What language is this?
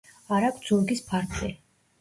Georgian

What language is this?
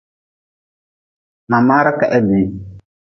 Nawdm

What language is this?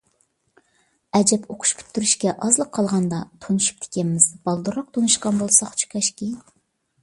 Uyghur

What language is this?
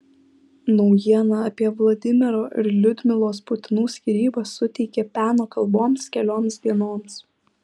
Lithuanian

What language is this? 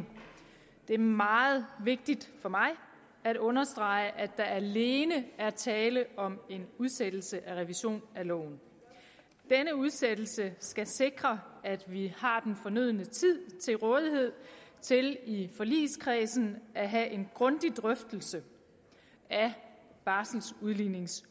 Danish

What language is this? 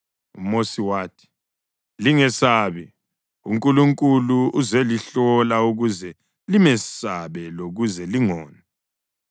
North Ndebele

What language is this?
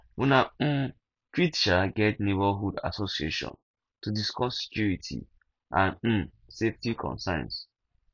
Nigerian Pidgin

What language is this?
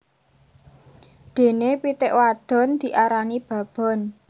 Javanese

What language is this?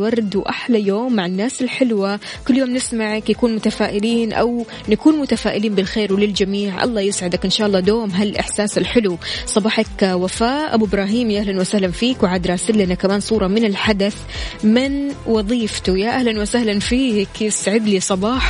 Arabic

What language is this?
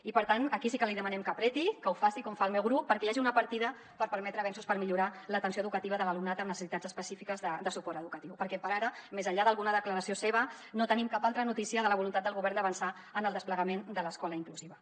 Catalan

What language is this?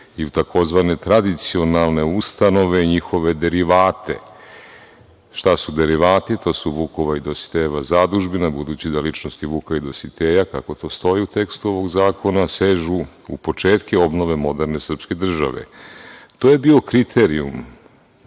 Serbian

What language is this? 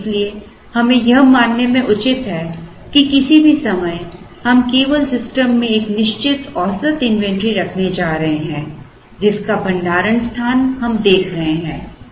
Hindi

